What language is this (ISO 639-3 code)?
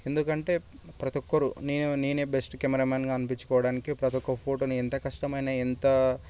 tel